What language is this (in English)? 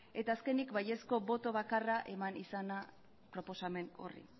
Basque